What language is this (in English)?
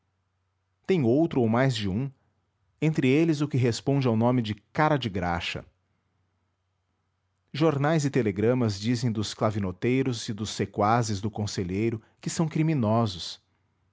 Portuguese